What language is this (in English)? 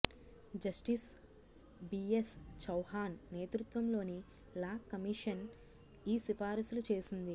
Telugu